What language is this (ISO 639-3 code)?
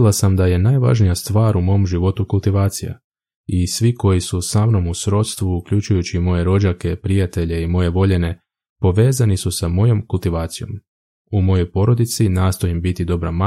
hrv